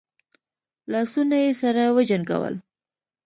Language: Pashto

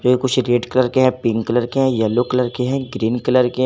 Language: Hindi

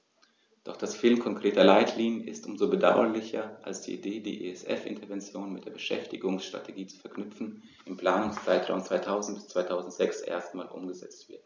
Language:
German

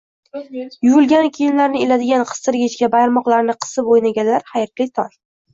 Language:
Uzbek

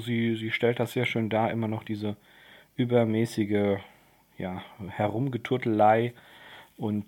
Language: German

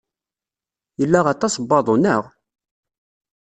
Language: Kabyle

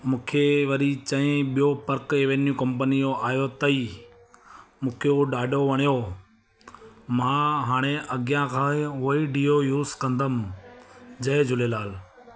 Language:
Sindhi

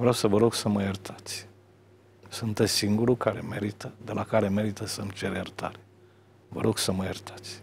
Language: Romanian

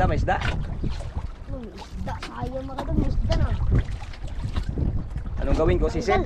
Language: Indonesian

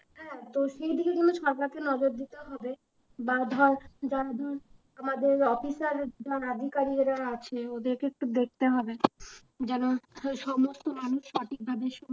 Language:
Bangla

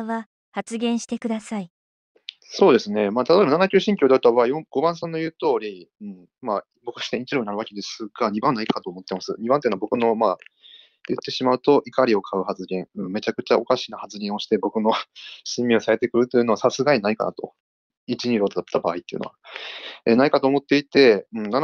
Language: Japanese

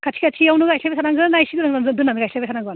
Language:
Bodo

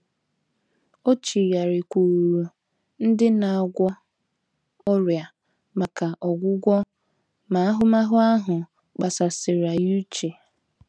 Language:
Igbo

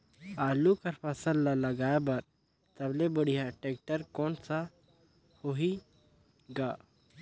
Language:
Chhattisgarhi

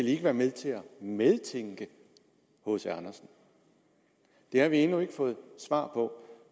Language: Danish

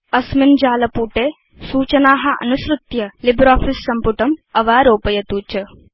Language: Sanskrit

